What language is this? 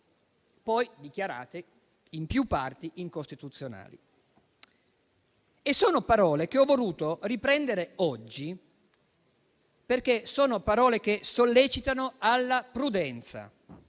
Italian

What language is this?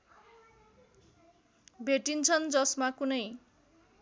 Nepali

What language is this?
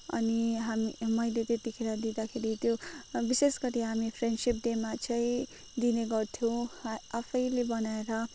Nepali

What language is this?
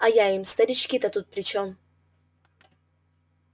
Russian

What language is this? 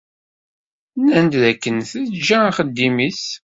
Kabyle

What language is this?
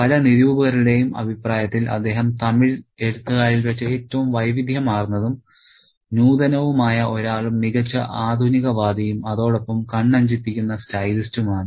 Malayalam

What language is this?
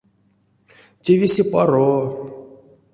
Erzya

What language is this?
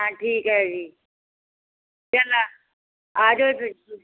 Punjabi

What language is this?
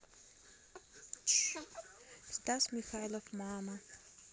Russian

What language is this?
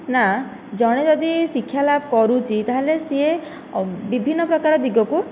Odia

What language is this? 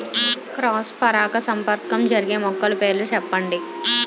Telugu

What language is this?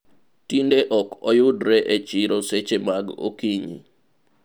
Luo (Kenya and Tanzania)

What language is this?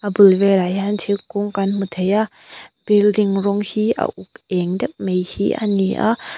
Mizo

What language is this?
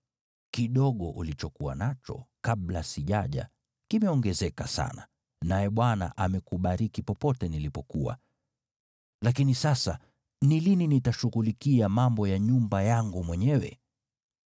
Swahili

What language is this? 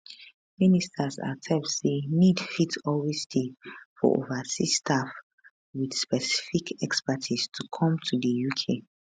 Nigerian Pidgin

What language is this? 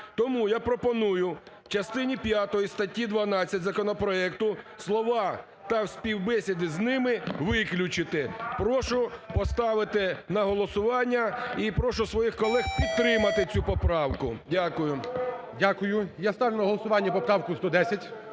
Ukrainian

